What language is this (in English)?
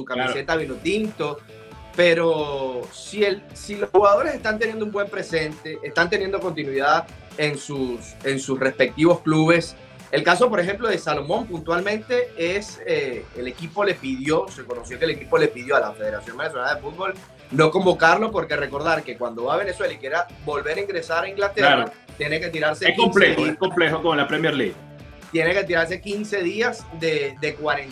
Spanish